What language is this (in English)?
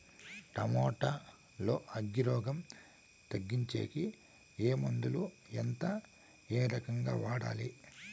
Telugu